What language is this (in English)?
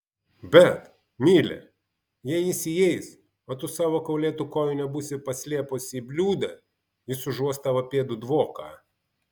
Lithuanian